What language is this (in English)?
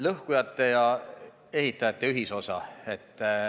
Estonian